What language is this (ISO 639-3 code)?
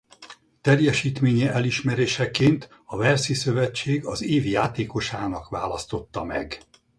hun